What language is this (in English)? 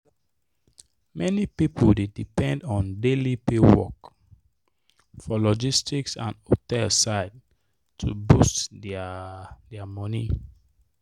Nigerian Pidgin